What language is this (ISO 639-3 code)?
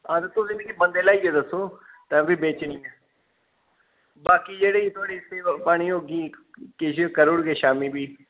doi